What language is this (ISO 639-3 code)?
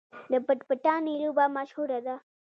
pus